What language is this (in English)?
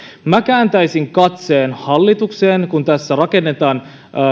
Finnish